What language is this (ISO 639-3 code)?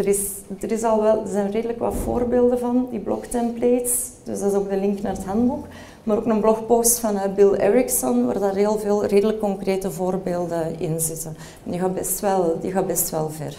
nld